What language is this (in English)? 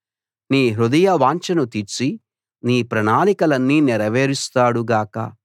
Telugu